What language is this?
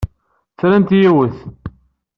Kabyle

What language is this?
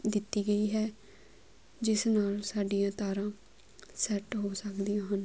Punjabi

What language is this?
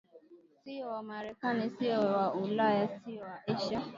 Swahili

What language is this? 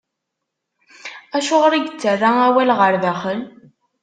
Kabyle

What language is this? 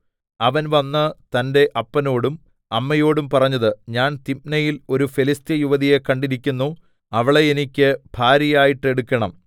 Malayalam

